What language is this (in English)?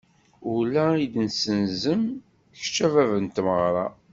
Kabyle